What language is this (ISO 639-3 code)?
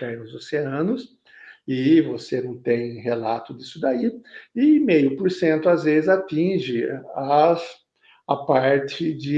por